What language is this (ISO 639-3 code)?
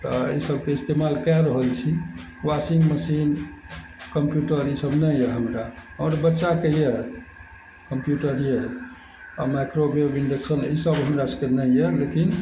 mai